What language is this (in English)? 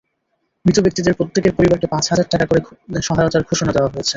Bangla